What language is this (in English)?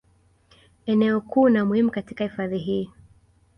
Swahili